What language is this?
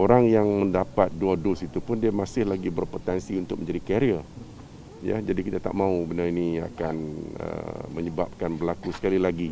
Malay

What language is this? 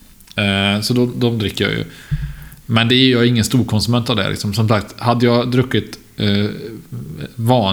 Swedish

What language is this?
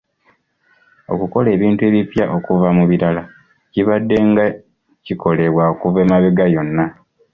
Ganda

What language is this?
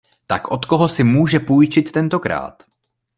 Czech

